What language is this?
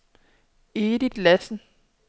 Danish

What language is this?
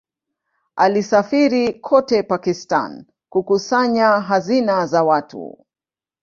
Swahili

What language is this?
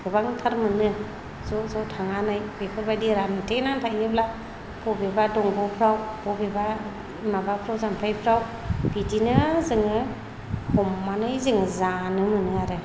Bodo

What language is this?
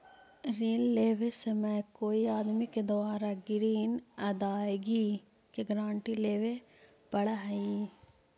Magahi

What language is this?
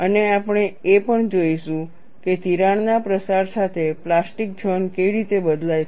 Gujarati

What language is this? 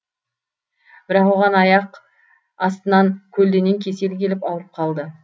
Kazakh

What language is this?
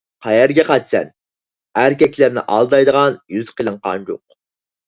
Uyghur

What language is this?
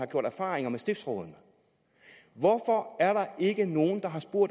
Danish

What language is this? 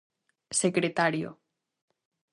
Galician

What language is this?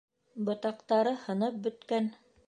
Bashkir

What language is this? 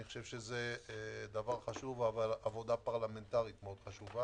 Hebrew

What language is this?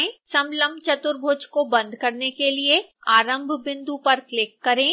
Hindi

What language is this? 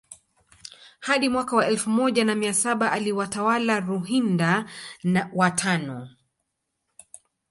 Swahili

